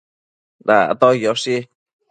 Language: Matsés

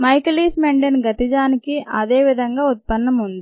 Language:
Telugu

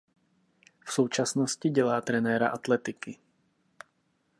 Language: Czech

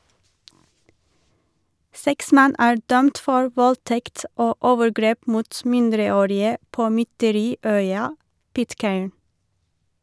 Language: Norwegian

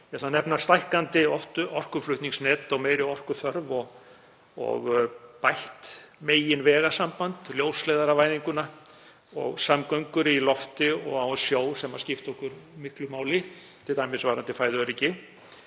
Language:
Icelandic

